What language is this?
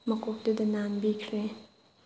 Manipuri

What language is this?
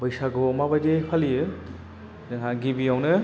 Bodo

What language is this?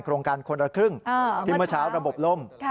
Thai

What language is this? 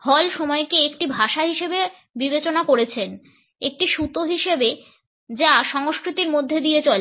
Bangla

